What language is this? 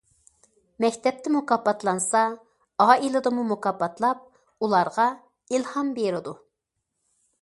Uyghur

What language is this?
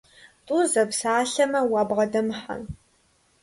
Kabardian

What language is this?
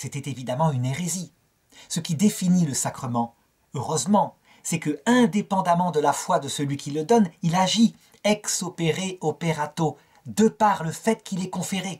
French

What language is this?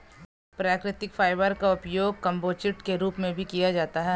Hindi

